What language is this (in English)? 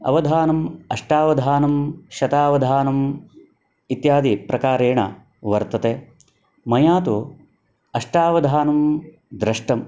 Sanskrit